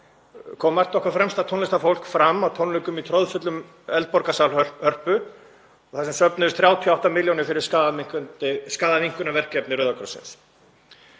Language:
Icelandic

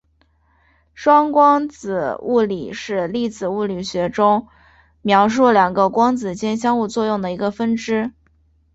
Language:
Chinese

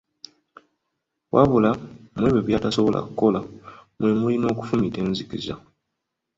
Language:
Ganda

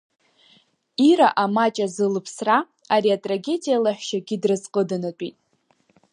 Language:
Abkhazian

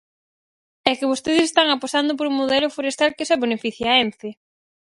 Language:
Galician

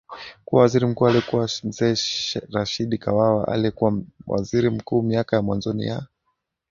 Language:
Swahili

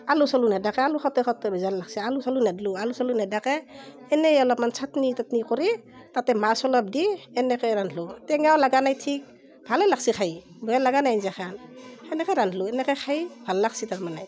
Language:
Assamese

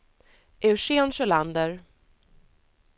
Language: Swedish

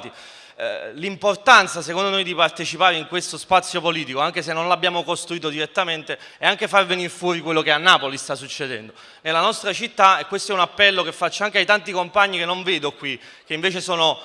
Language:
Italian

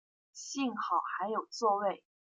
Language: Chinese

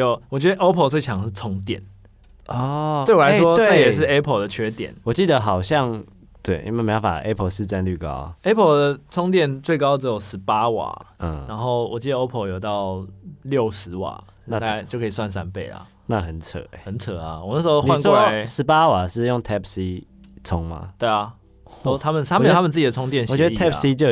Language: Chinese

